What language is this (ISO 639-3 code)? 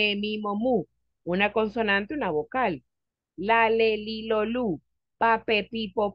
spa